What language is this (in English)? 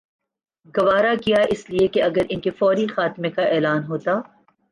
Urdu